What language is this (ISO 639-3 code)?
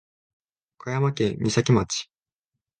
jpn